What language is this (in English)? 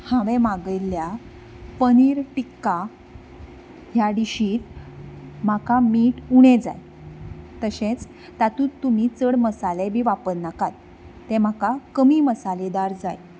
Konkani